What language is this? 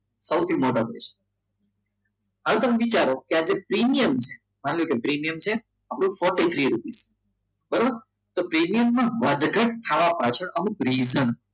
Gujarati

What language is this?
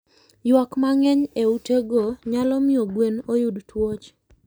Luo (Kenya and Tanzania)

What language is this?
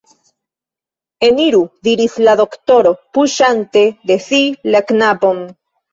Esperanto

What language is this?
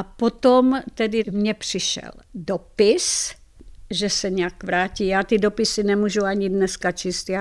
Czech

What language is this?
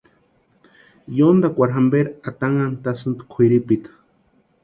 Western Highland Purepecha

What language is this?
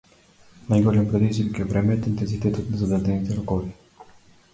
Macedonian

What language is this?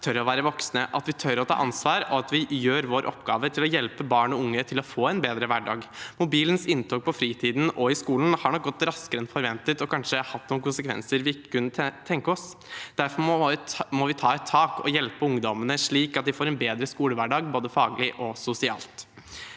Norwegian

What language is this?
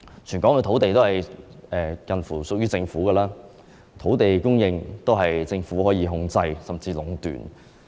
Cantonese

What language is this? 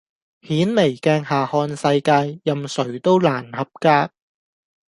Cantonese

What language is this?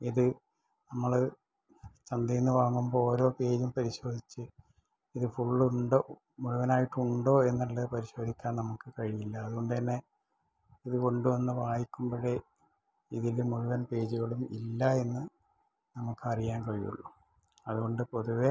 Malayalam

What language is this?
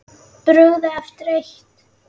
Icelandic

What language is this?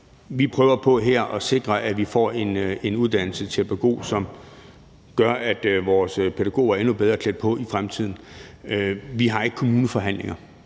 Danish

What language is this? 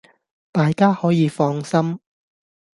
Cantonese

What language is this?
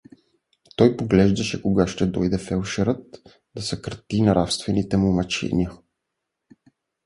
Bulgarian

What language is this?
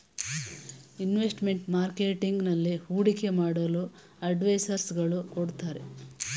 Kannada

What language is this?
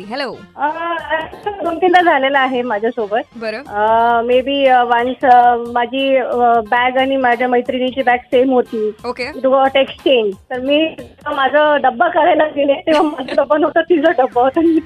Marathi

